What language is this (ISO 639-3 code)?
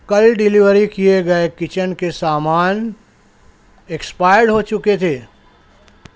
urd